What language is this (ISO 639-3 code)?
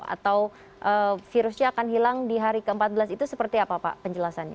ind